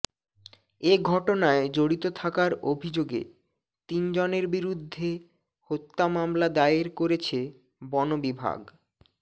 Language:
Bangla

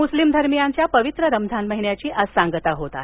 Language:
Marathi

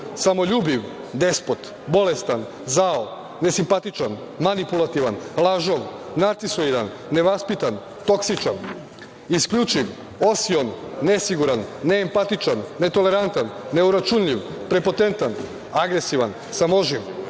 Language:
Serbian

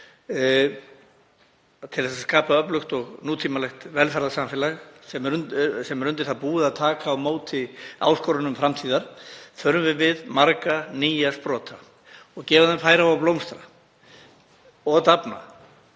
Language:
Icelandic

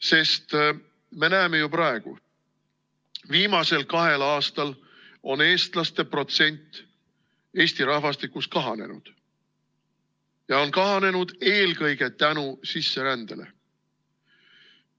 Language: Estonian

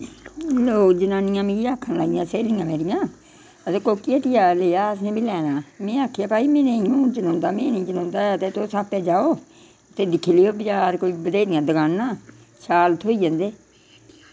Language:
Dogri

